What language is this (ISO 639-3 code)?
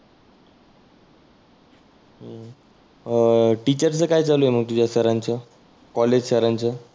mar